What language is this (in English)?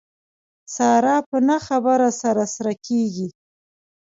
Pashto